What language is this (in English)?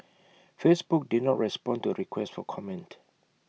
English